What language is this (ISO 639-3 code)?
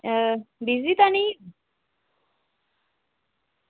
doi